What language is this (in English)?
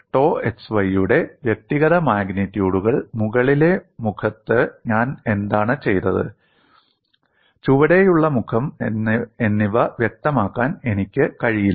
Malayalam